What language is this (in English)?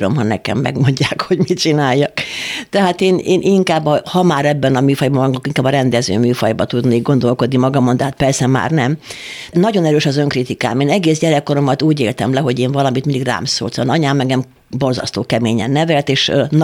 Hungarian